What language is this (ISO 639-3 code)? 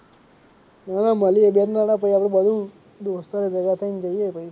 guj